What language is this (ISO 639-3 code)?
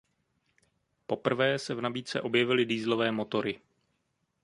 ces